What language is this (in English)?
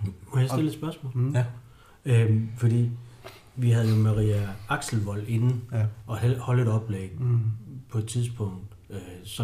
Danish